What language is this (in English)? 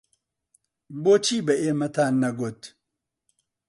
Central Kurdish